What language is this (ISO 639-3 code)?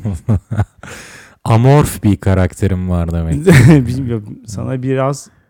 tur